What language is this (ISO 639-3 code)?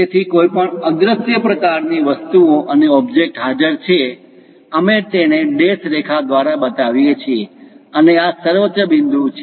guj